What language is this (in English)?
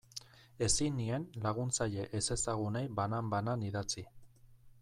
Basque